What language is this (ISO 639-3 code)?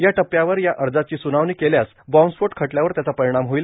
mar